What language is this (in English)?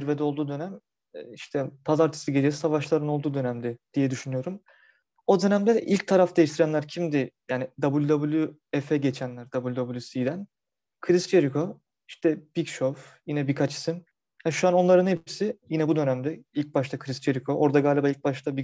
Turkish